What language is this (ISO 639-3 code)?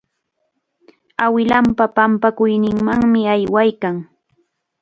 qxa